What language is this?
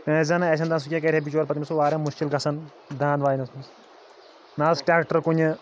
Kashmiri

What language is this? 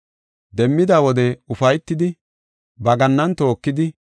Gofa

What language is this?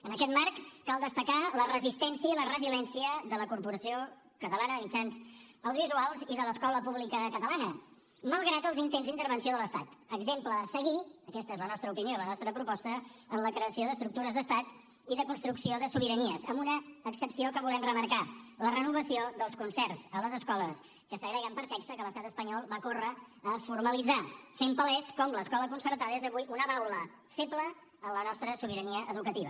Catalan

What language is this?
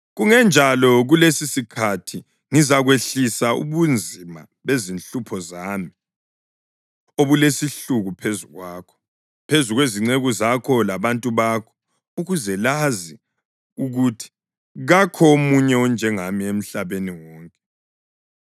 North Ndebele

